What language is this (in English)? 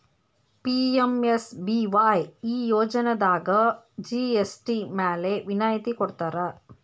Kannada